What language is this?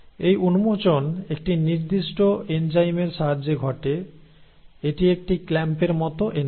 Bangla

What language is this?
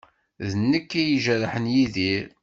Kabyle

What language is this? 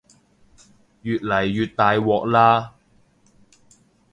Cantonese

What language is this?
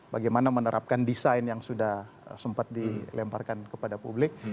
Indonesian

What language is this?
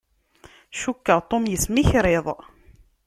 Kabyle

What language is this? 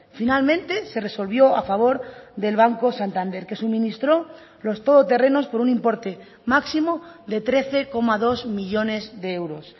Spanish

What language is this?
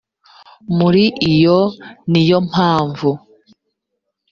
Kinyarwanda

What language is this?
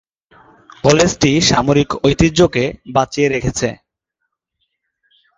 Bangla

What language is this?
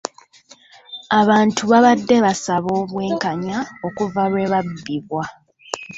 Ganda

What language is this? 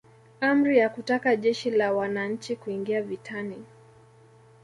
Swahili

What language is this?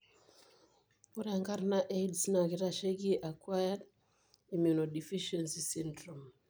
Masai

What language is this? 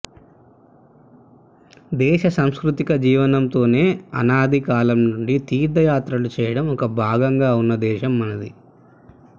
Telugu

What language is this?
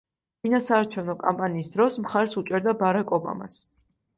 Georgian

